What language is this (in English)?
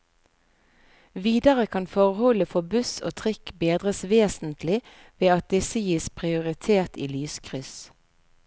Norwegian